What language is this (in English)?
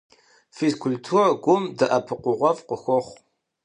Kabardian